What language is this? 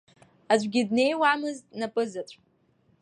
Abkhazian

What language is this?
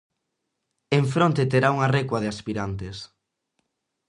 Galician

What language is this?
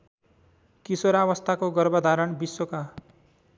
Nepali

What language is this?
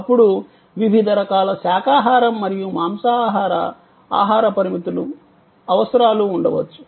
Telugu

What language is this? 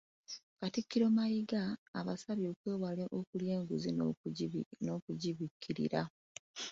Ganda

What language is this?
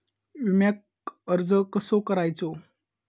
Marathi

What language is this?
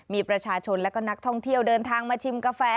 Thai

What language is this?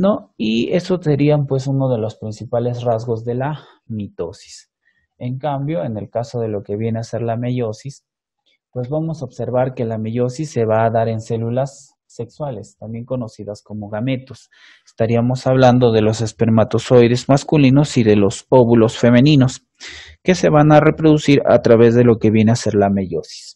Spanish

